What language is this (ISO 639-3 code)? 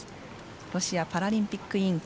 jpn